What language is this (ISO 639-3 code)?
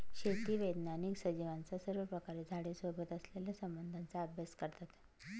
mar